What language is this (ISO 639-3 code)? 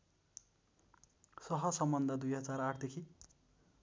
nep